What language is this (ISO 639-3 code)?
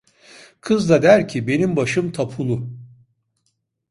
tur